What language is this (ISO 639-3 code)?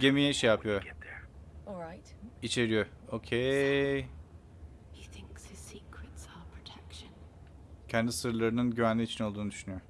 tur